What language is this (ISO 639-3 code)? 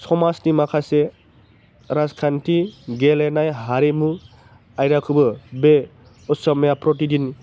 brx